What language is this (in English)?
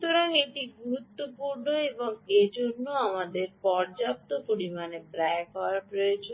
Bangla